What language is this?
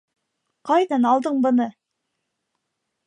Bashkir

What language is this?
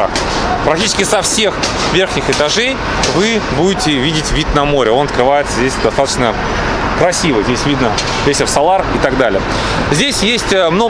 Russian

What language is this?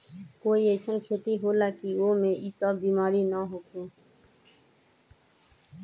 Magahi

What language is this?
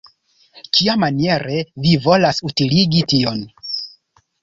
Esperanto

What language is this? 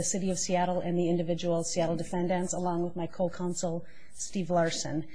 English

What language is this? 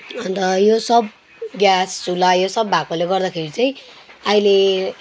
Nepali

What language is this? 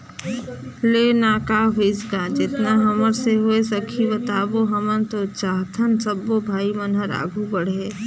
Chhattisgarhi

